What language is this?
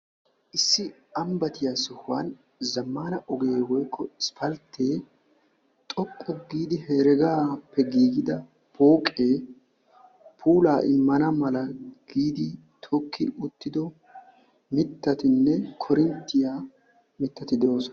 Wolaytta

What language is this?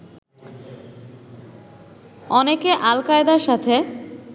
Bangla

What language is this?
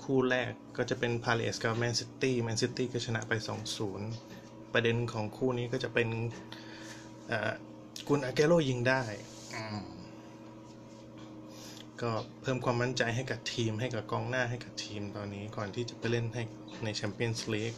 Thai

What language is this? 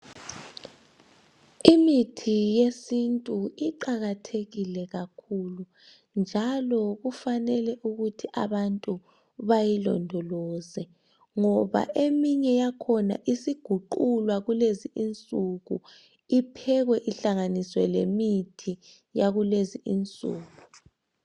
North Ndebele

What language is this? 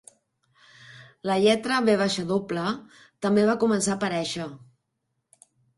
Catalan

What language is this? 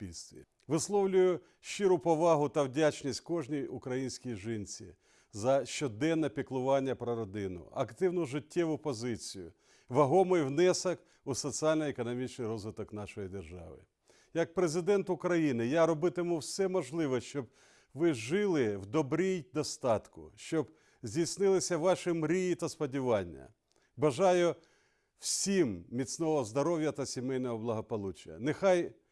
Ukrainian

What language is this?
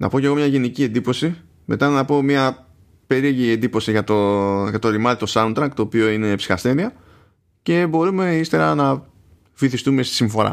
Greek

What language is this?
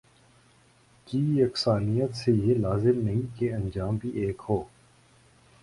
Urdu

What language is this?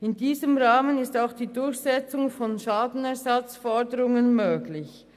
Swiss German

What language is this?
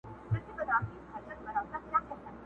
Pashto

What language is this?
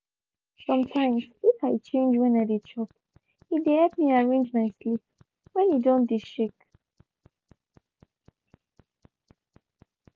Nigerian Pidgin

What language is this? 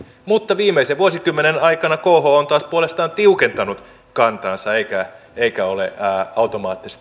Finnish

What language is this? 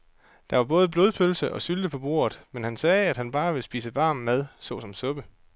Danish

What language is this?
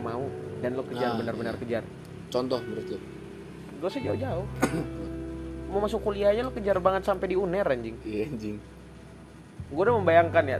Indonesian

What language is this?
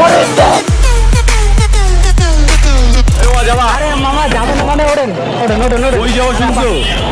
Korean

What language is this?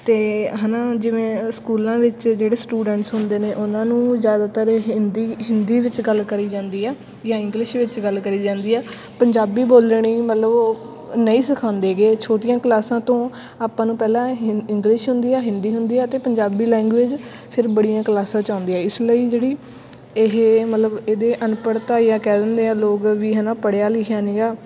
Punjabi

